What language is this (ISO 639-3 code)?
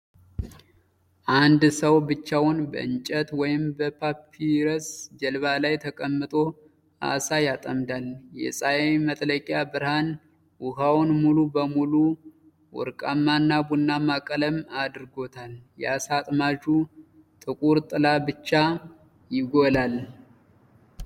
amh